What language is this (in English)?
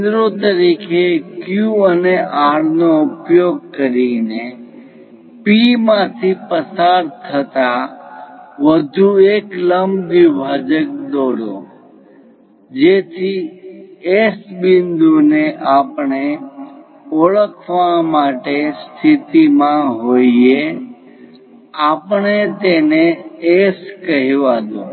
Gujarati